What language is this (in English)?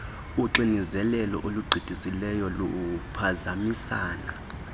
Xhosa